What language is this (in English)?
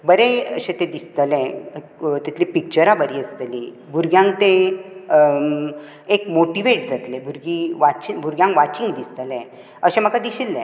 Konkani